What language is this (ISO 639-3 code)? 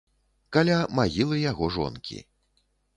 bel